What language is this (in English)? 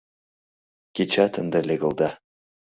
Mari